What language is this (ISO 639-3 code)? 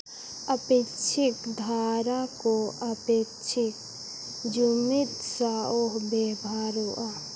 sat